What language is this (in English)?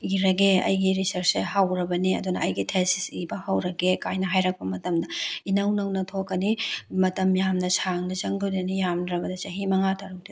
Manipuri